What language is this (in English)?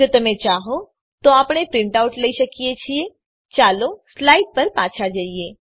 Gujarati